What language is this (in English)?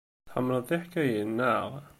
Kabyle